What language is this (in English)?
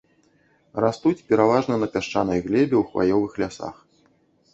Belarusian